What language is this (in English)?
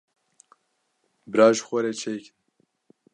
Kurdish